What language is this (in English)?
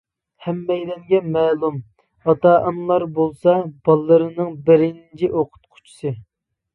Uyghur